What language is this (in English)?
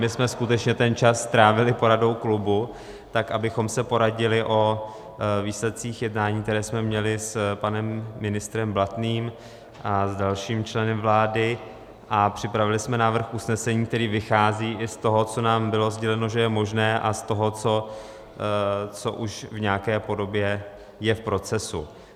Czech